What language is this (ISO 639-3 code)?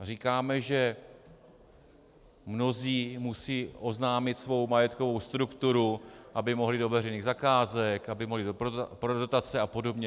ces